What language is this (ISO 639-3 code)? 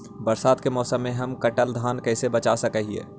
mag